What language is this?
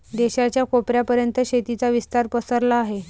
Marathi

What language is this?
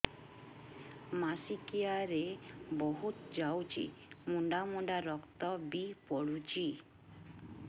Odia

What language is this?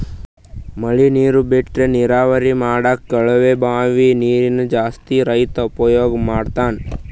Kannada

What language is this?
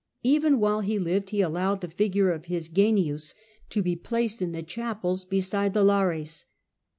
English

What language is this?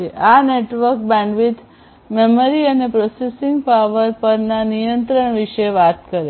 Gujarati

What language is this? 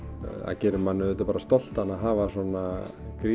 Icelandic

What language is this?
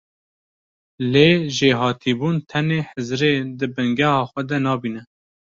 Kurdish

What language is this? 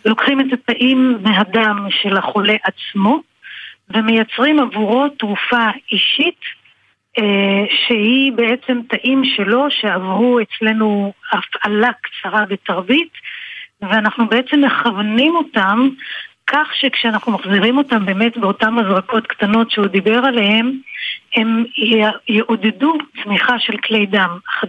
Hebrew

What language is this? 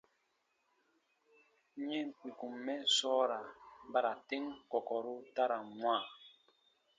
Baatonum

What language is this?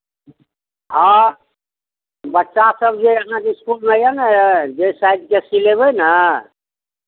Maithili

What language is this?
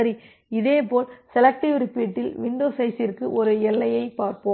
Tamil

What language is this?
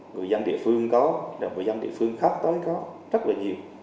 Vietnamese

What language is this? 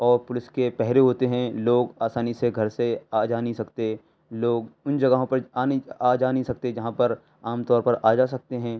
Urdu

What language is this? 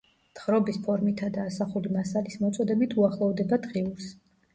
Georgian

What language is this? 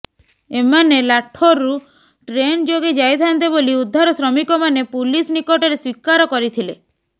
Odia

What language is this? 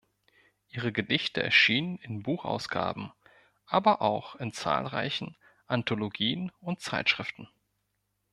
German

